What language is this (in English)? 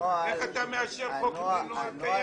Hebrew